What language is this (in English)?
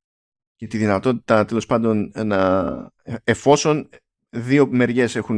Greek